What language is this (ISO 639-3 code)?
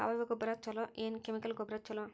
kan